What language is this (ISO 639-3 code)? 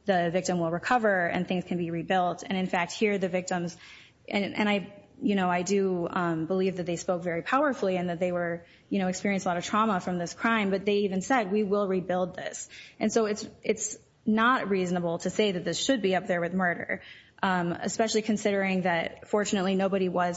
eng